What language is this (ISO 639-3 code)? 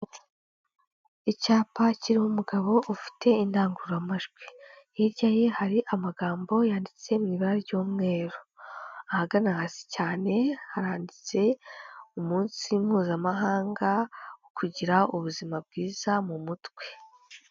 kin